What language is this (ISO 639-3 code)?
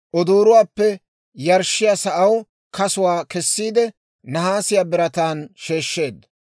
dwr